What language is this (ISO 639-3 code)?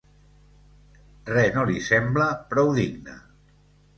cat